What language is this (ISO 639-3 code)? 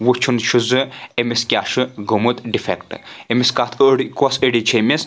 kas